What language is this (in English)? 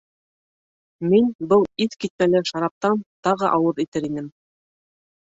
Bashkir